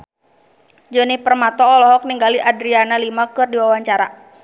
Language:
Sundanese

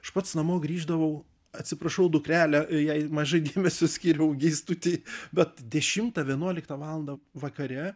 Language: Lithuanian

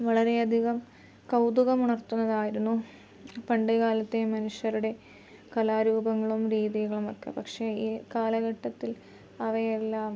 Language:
Malayalam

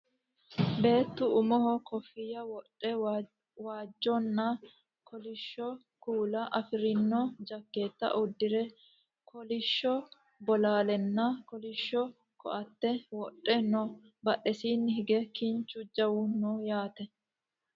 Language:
Sidamo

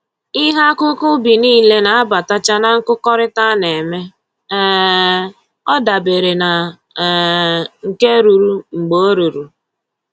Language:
Igbo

